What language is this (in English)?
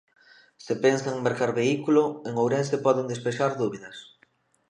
Galician